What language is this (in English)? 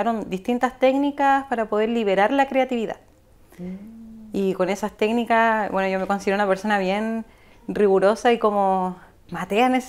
Spanish